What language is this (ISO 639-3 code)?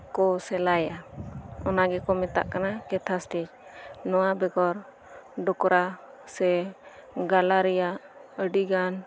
sat